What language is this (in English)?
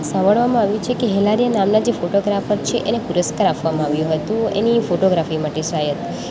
Gujarati